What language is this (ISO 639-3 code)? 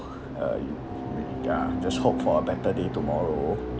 eng